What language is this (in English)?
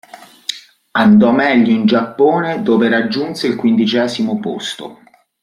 Italian